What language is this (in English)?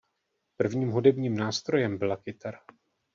Czech